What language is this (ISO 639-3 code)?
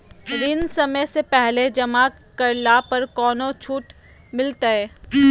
mag